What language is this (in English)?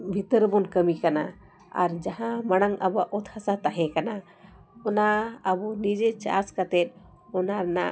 Santali